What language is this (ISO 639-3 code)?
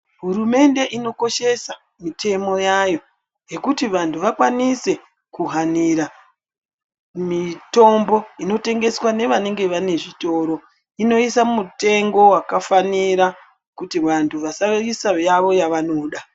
ndc